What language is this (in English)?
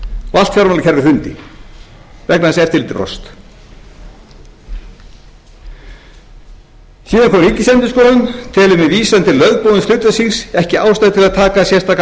Icelandic